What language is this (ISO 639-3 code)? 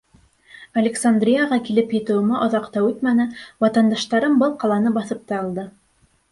bak